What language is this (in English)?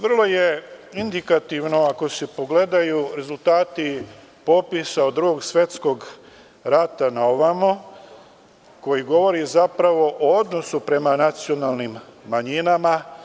Serbian